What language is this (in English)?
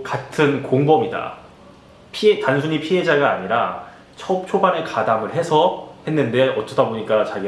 Korean